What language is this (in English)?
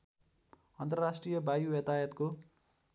Nepali